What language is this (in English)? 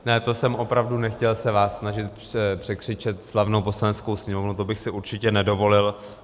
Czech